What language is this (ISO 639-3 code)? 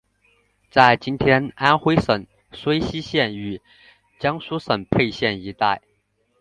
zho